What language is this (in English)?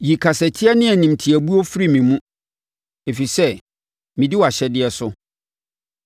Akan